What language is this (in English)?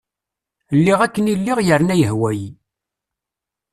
Kabyle